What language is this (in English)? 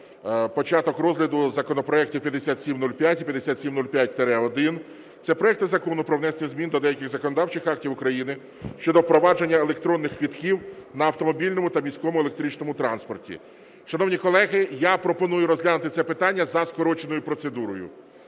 Ukrainian